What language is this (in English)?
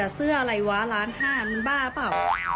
Thai